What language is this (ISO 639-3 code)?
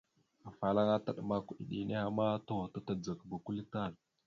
mxu